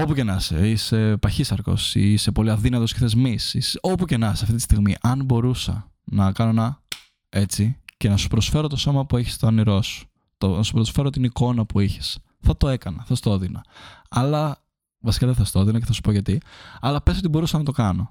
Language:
Greek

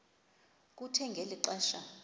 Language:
Xhosa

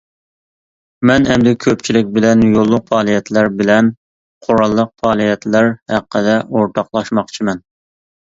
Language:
Uyghur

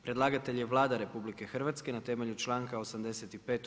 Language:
Croatian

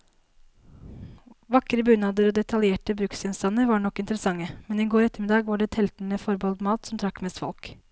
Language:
Norwegian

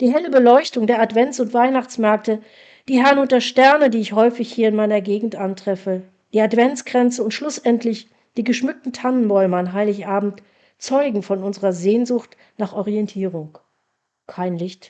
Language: German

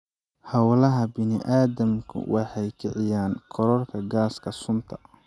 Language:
Somali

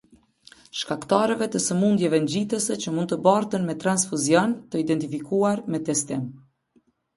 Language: Albanian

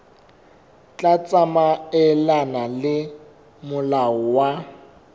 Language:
Southern Sotho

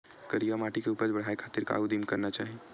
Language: Chhattisgarhi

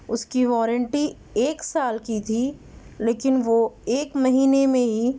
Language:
Urdu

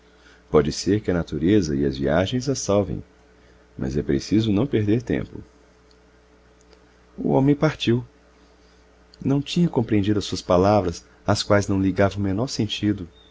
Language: Portuguese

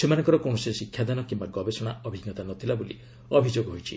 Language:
Odia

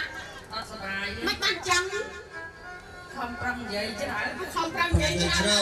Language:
Vietnamese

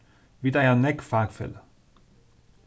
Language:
Faroese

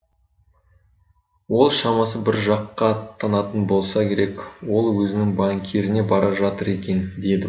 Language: Kazakh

